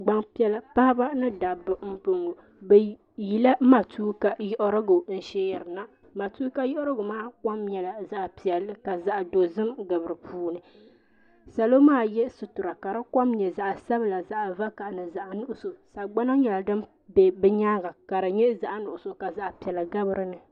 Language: Dagbani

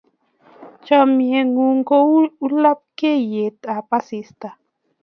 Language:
Kalenjin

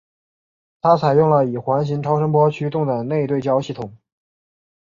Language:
Chinese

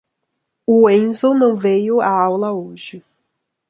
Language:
Portuguese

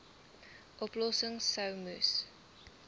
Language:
Afrikaans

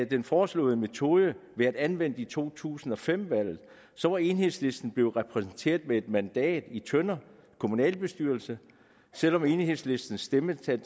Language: Danish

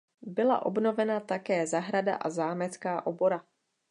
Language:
Czech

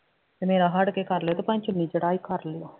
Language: Punjabi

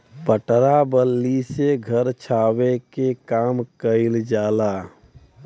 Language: Bhojpuri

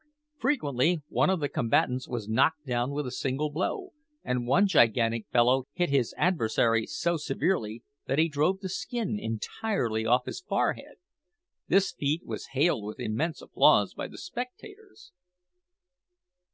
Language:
English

